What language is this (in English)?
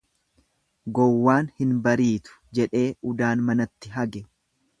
Oromo